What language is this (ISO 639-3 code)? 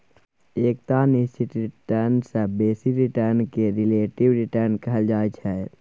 mai